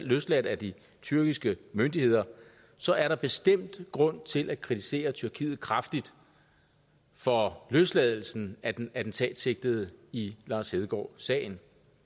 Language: Danish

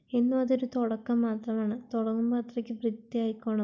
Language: Malayalam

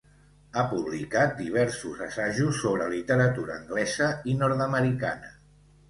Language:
Catalan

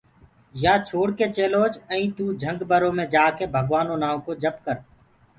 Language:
Gurgula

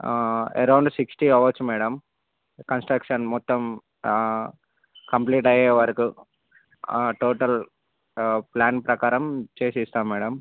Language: Telugu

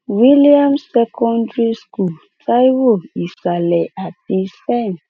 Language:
Yoruba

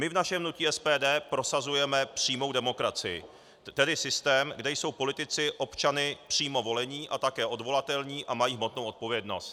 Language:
Czech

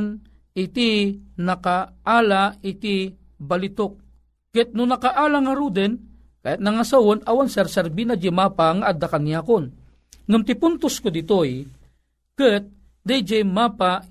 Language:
Filipino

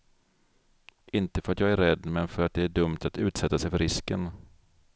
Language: Swedish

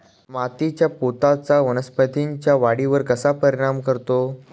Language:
Marathi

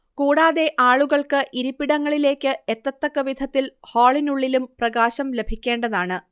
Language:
Malayalam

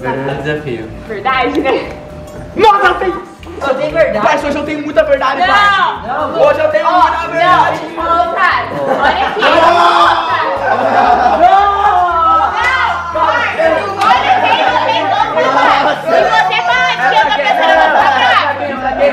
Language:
Portuguese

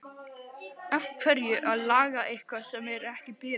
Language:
Icelandic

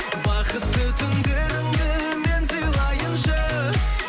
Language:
Kazakh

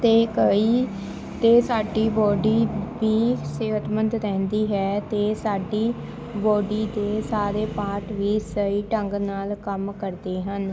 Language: Punjabi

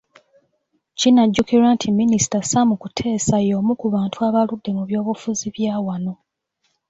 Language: Ganda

